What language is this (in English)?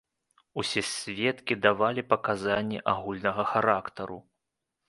Belarusian